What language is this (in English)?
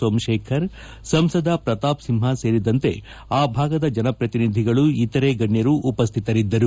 Kannada